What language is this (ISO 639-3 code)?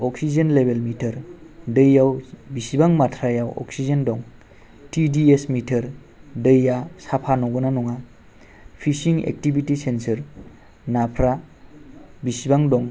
brx